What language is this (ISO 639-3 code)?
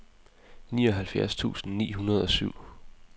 dan